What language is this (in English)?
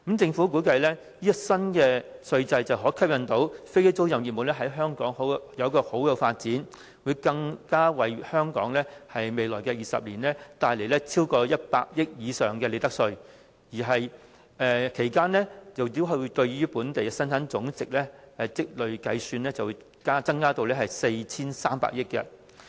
Cantonese